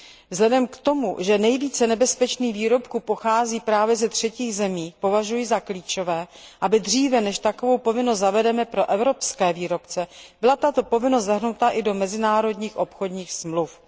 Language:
Czech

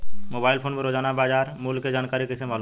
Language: Bhojpuri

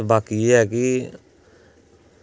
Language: Dogri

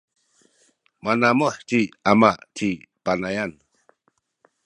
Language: Sakizaya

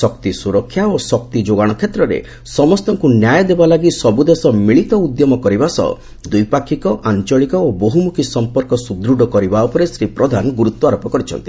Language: Odia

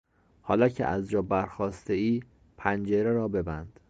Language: Persian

